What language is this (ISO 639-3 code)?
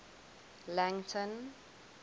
eng